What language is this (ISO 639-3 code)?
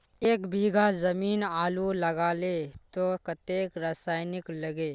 mag